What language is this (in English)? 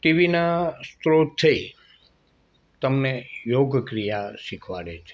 Gujarati